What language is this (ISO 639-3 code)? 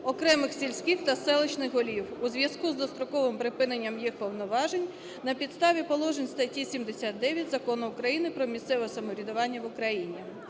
ukr